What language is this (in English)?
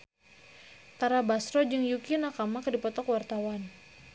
Sundanese